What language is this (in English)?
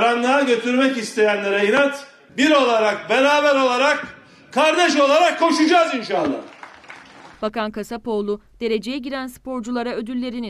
Turkish